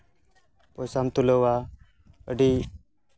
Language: Santali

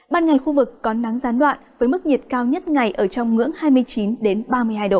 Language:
Vietnamese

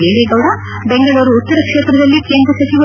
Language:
Kannada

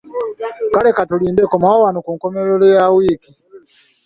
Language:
Ganda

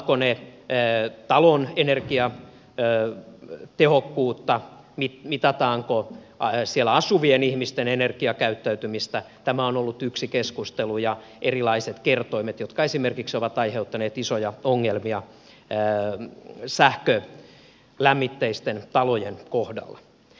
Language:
Finnish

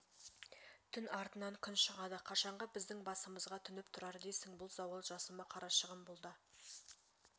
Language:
Kazakh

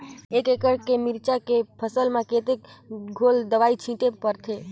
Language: Chhattisgarhi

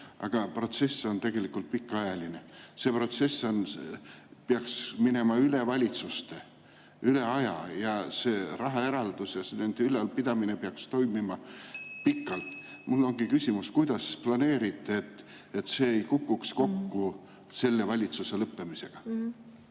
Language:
Estonian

